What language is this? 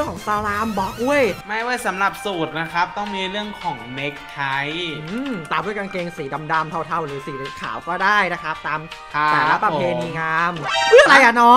Thai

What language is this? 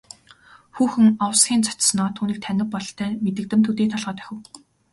Mongolian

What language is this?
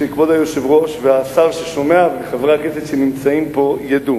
Hebrew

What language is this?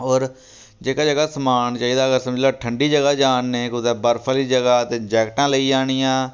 Dogri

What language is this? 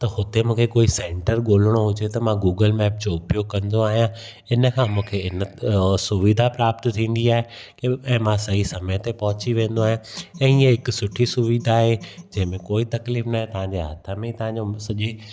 Sindhi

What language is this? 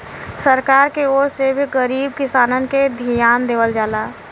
Bhojpuri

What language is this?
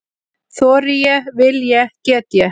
Icelandic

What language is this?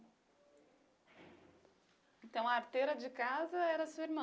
Portuguese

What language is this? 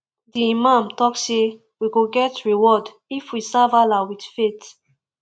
Nigerian Pidgin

